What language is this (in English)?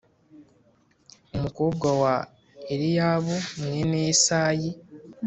Kinyarwanda